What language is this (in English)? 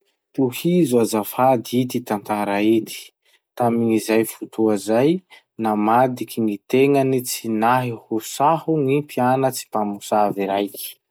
Masikoro Malagasy